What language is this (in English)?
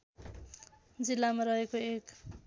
Nepali